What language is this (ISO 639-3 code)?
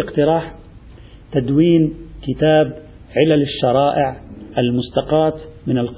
ara